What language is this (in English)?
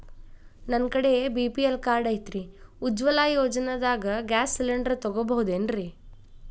Kannada